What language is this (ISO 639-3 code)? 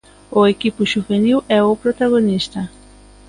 glg